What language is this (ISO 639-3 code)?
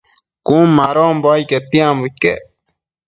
mcf